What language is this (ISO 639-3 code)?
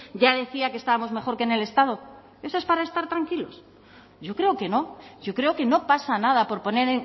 spa